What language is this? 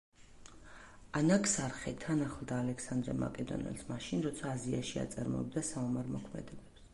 Georgian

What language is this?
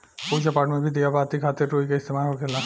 Bhojpuri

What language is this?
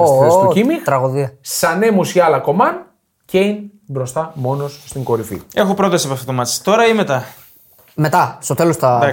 Greek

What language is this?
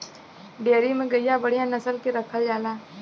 Bhojpuri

